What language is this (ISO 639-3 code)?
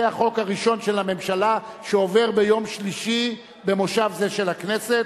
heb